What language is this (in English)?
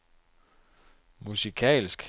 Danish